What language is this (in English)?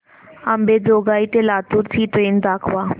Marathi